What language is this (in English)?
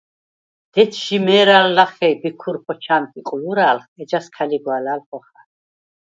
Svan